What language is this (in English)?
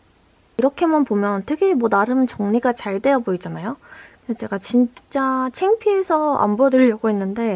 Korean